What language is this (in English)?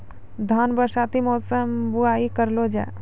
Maithili